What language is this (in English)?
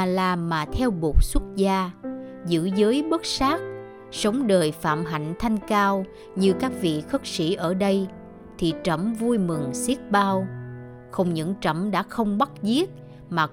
Vietnamese